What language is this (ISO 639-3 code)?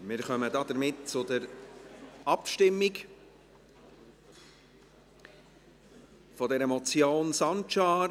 gsw